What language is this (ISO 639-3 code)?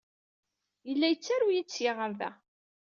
kab